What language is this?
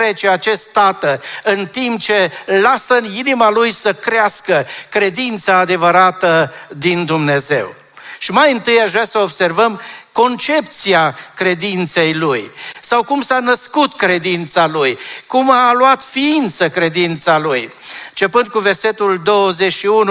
Romanian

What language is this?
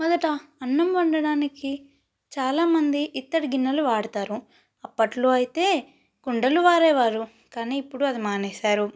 Telugu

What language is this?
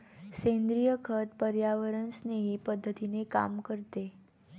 Marathi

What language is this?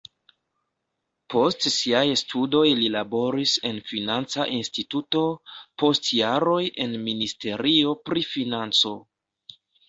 Esperanto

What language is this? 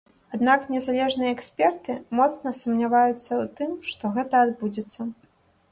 Belarusian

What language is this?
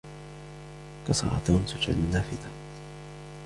Arabic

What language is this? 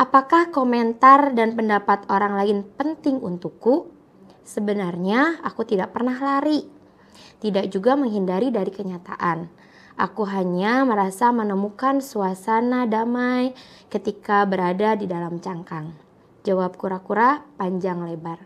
Indonesian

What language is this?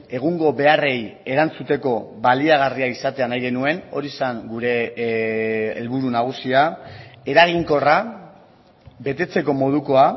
Basque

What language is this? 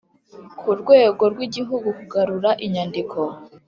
Kinyarwanda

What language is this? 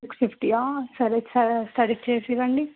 Telugu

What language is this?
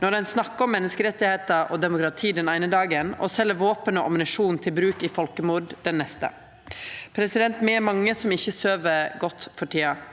Norwegian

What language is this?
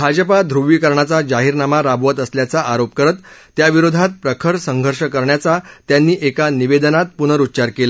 Marathi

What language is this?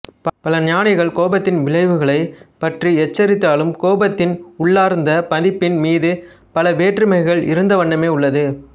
Tamil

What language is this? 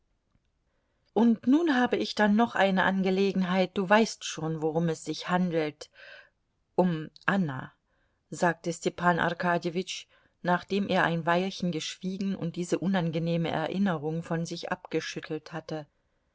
German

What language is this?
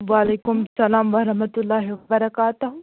Kashmiri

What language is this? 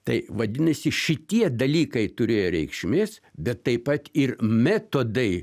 Lithuanian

